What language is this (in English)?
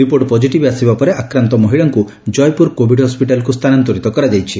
Odia